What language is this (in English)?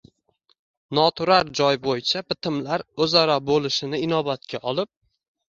Uzbek